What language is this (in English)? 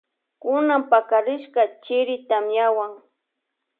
Loja Highland Quichua